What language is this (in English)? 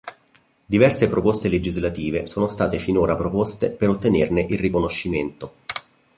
Italian